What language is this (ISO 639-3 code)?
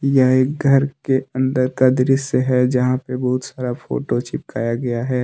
hin